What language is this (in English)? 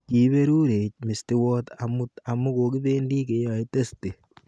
Kalenjin